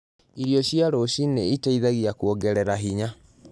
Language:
Kikuyu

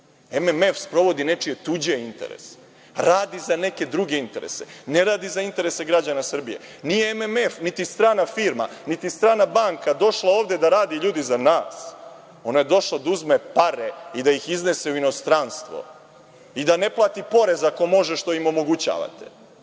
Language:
Serbian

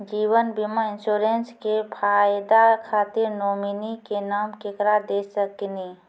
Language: Maithili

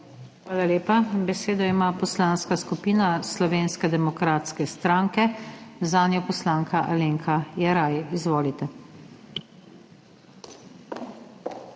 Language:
Slovenian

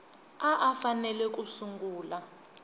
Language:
Tsonga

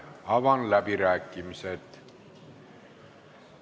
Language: Estonian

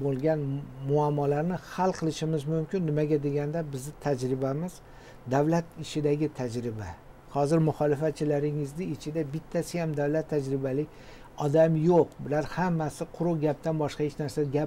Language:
Persian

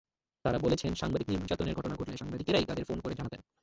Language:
Bangla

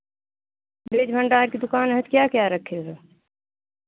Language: Hindi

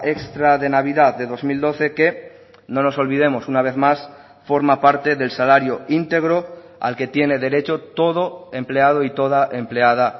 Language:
Spanish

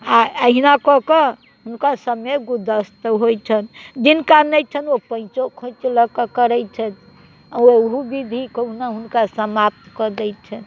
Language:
Maithili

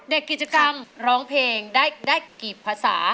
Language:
Thai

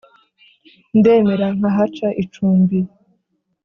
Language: Kinyarwanda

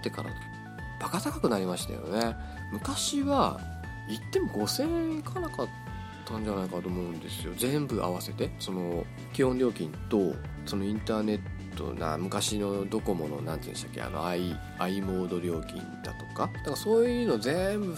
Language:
Japanese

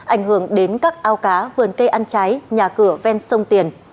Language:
Vietnamese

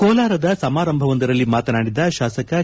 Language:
Kannada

